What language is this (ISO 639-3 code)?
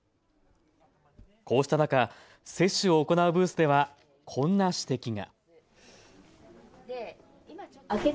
jpn